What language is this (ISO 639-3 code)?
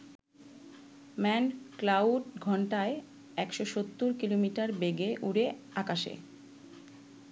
ben